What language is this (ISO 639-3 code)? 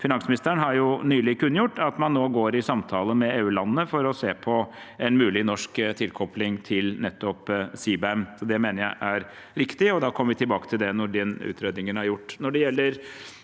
nor